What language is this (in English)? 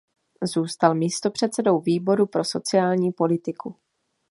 Czech